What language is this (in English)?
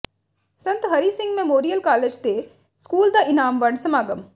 Punjabi